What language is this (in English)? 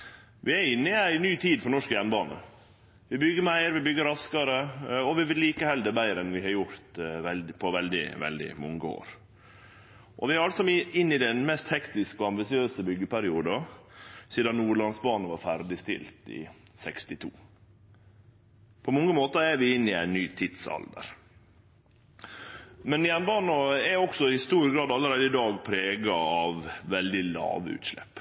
Norwegian Nynorsk